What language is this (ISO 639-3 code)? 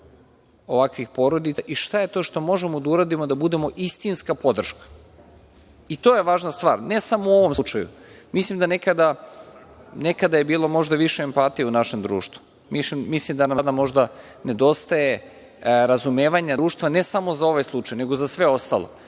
srp